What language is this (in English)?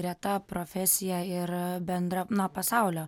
Lithuanian